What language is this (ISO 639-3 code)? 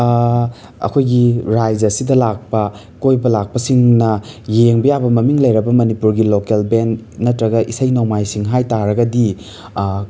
mni